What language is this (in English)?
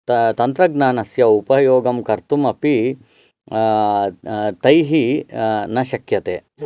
Sanskrit